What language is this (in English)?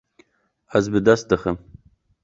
Kurdish